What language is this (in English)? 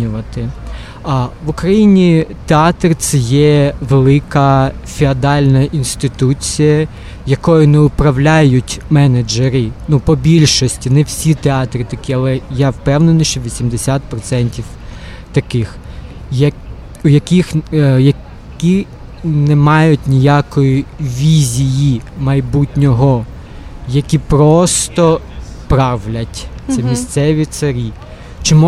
Ukrainian